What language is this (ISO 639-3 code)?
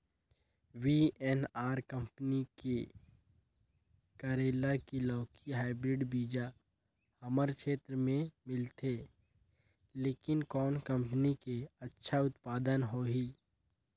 hne